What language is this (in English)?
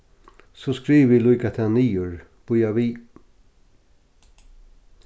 Faroese